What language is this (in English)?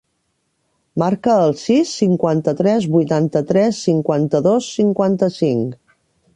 Catalan